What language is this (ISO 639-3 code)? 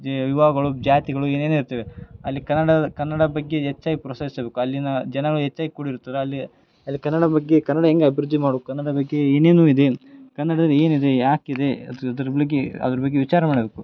kan